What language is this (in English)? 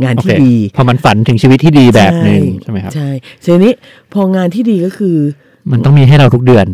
Thai